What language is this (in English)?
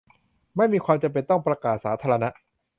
Thai